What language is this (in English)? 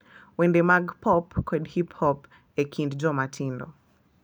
Luo (Kenya and Tanzania)